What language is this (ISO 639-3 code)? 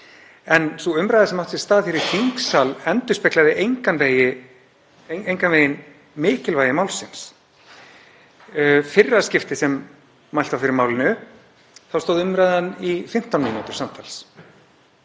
isl